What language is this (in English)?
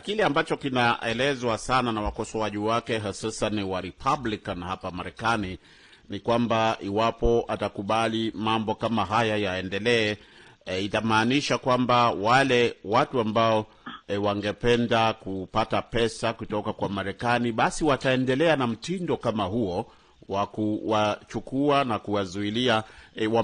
Swahili